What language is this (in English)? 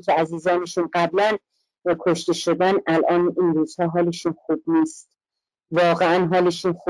Persian